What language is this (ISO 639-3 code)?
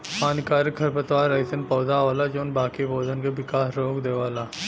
bho